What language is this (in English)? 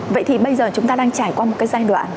Vietnamese